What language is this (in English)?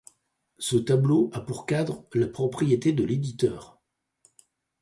French